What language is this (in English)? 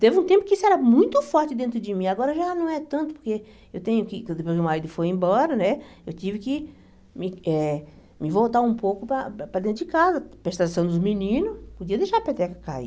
Portuguese